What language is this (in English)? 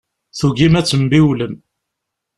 Kabyle